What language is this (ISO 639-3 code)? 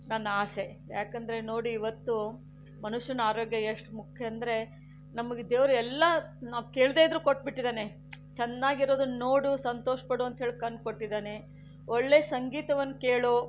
kan